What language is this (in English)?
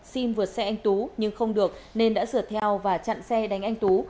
Vietnamese